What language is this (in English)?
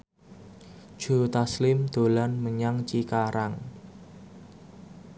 Javanese